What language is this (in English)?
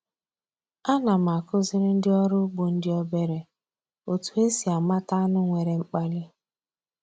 Igbo